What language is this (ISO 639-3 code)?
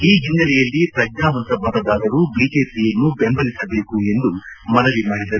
kan